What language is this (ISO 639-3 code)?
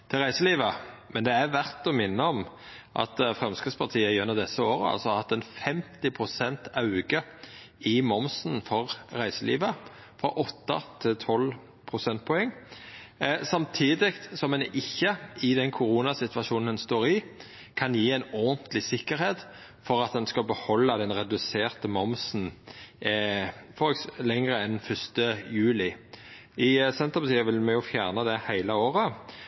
nno